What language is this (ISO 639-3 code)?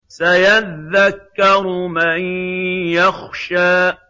ara